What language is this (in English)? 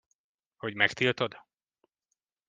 Hungarian